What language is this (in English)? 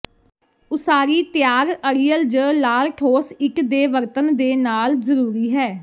Punjabi